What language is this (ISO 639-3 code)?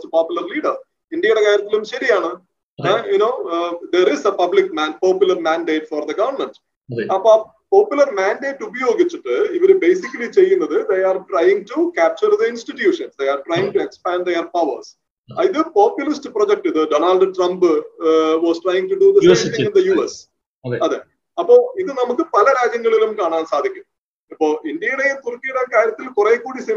mal